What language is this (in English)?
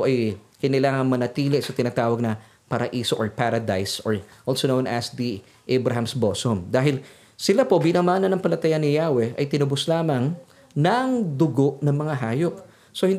Filipino